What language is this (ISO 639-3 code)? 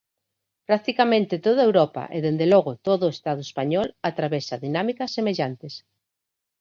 glg